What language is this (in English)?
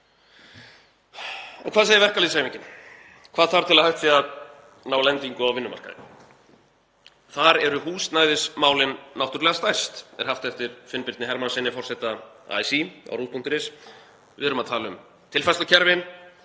Icelandic